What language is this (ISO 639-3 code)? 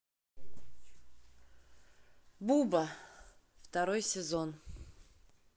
rus